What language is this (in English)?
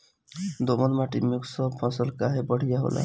Bhojpuri